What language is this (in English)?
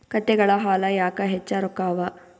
Kannada